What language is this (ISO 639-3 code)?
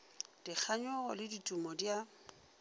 nso